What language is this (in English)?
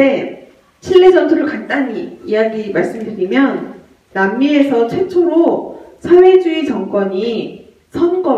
Korean